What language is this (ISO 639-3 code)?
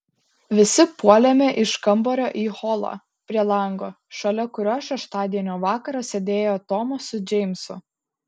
lit